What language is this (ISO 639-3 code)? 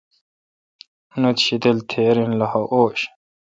xka